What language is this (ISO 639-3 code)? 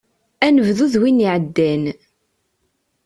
kab